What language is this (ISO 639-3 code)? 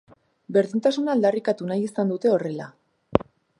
eus